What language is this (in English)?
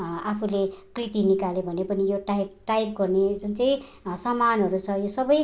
Nepali